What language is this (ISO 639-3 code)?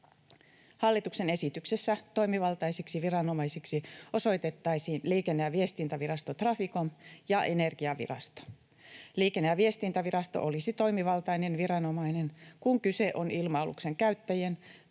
fin